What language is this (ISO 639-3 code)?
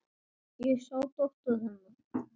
isl